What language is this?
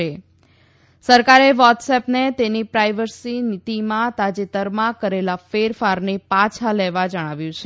Gujarati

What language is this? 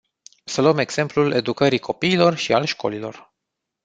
Romanian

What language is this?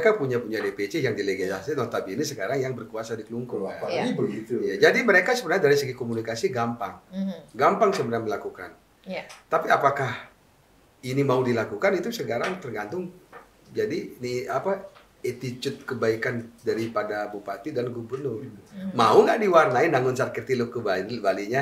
Indonesian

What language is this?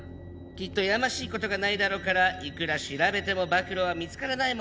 Japanese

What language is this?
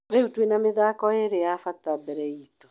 Kikuyu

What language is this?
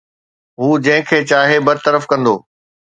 Sindhi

